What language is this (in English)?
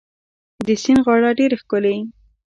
Pashto